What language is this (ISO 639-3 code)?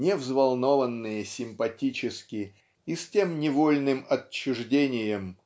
rus